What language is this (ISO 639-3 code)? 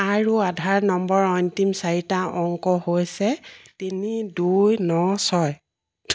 asm